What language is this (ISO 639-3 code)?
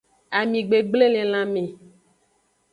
ajg